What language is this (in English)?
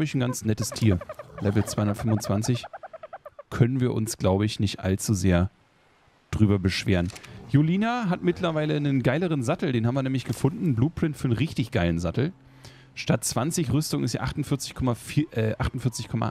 German